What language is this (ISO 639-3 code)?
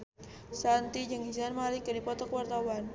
sun